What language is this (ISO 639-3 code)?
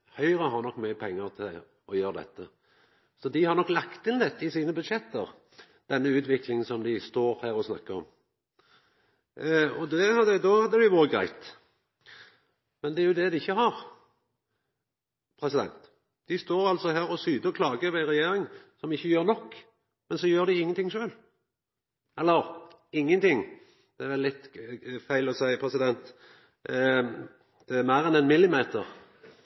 nno